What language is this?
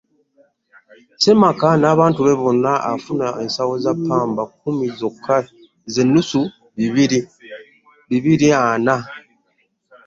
Ganda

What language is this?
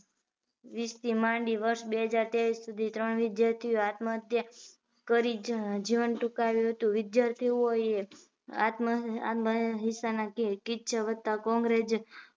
Gujarati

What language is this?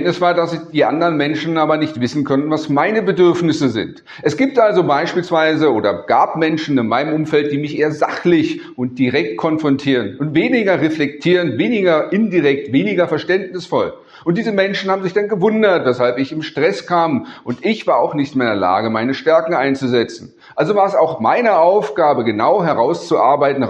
German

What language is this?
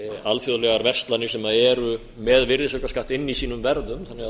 Icelandic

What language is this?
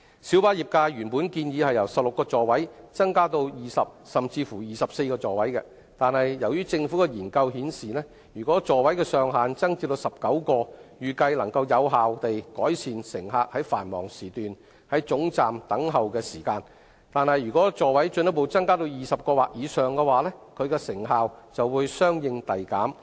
Cantonese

